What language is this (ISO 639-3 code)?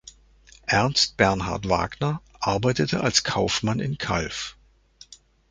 deu